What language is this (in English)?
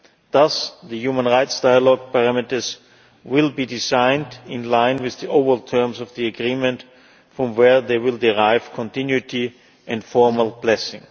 English